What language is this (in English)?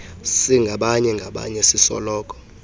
Xhosa